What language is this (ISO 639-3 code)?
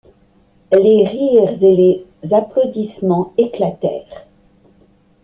fra